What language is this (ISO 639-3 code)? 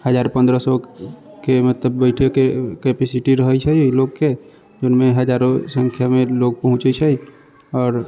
mai